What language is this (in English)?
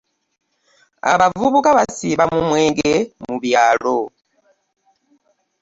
Ganda